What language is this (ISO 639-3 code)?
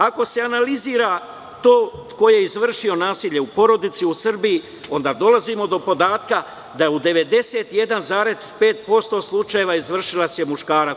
srp